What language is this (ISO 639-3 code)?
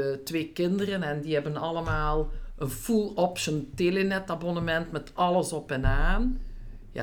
nld